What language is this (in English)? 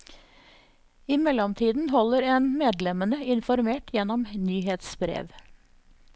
Norwegian